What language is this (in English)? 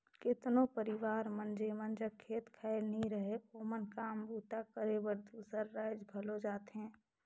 Chhattisgarhi